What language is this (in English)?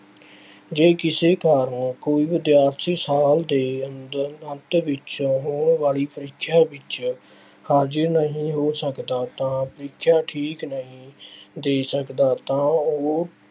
Punjabi